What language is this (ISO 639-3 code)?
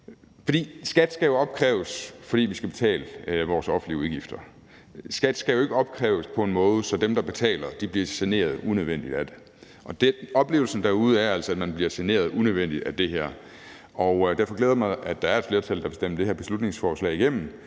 dan